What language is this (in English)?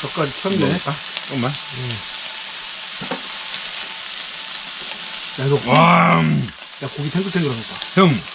Korean